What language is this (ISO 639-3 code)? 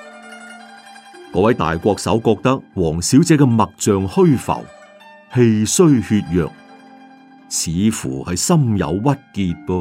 zho